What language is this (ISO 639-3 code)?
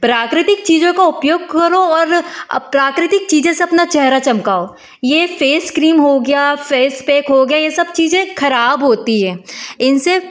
hin